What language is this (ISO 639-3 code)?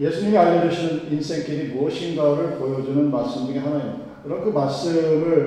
kor